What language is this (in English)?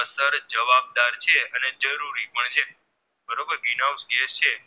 Gujarati